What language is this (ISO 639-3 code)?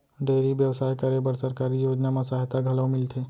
hne